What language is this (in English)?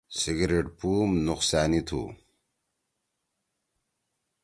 Torwali